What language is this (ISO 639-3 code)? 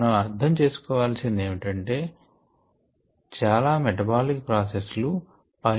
tel